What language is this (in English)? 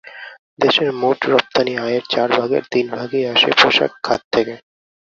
Bangla